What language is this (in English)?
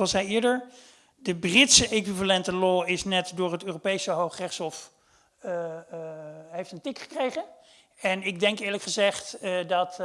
Dutch